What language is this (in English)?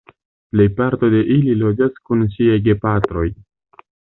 Esperanto